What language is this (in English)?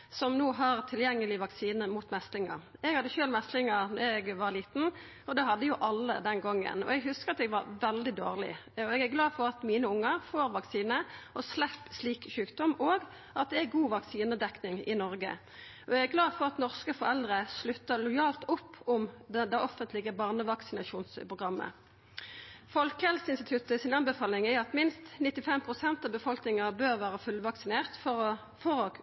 Norwegian Nynorsk